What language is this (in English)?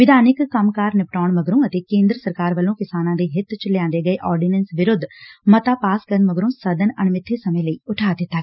Punjabi